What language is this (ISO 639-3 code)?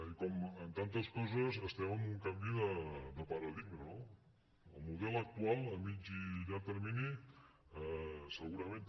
cat